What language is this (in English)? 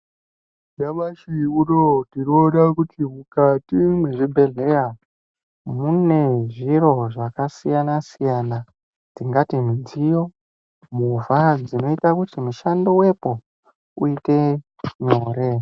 Ndau